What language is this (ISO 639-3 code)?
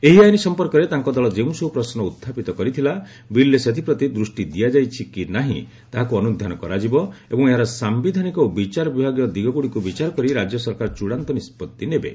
ori